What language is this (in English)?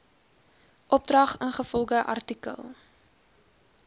Afrikaans